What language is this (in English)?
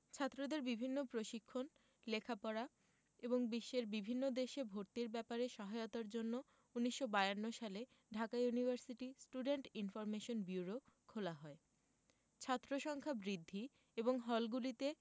Bangla